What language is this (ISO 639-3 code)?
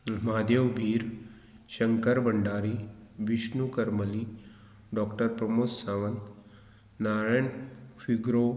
kok